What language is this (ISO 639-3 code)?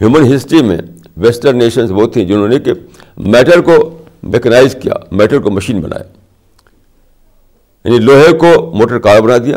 urd